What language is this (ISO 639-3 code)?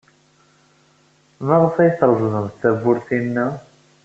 kab